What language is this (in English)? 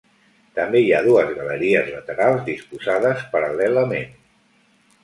Catalan